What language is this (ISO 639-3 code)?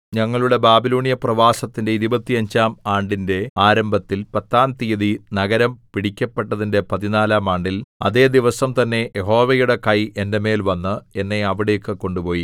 mal